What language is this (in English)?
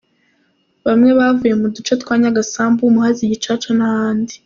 Kinyarwanda